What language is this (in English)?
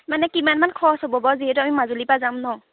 Assamese